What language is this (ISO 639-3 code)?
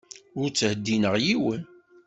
kab